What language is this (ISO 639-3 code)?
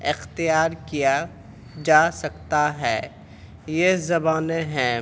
urd